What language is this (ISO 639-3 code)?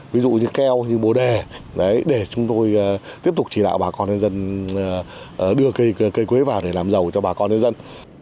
vie